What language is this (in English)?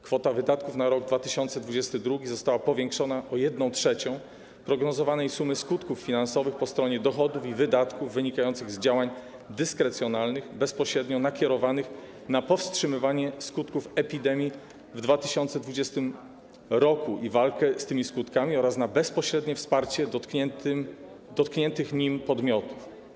Polish